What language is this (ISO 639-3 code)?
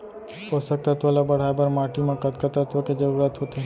hne